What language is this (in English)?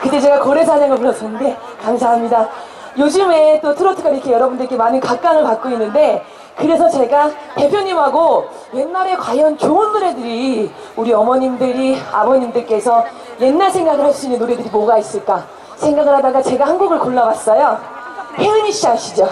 Korean